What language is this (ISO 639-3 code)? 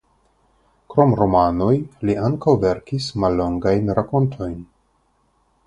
epo